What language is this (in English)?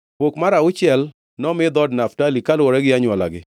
Luo (Kenya and Tanzania)